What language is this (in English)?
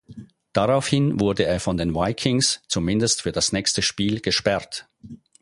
German